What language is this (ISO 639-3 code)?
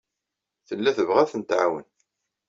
kab